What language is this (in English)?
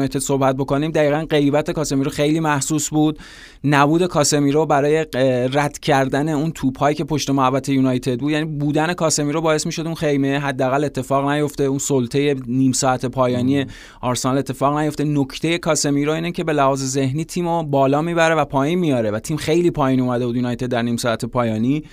Persian